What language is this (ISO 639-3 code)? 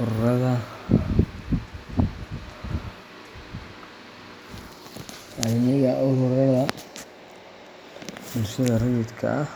som